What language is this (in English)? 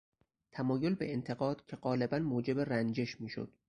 Persian